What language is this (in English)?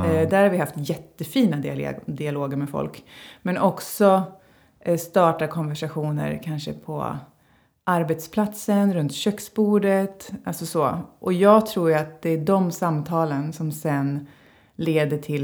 Swedish